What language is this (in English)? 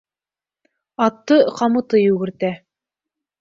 Bashkir